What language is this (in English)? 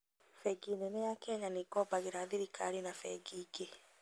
Kikuyu